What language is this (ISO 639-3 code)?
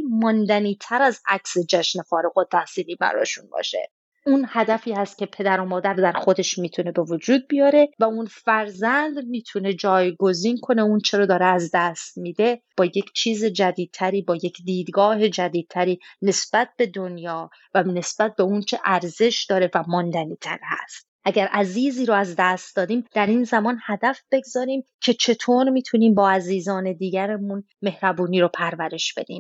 fas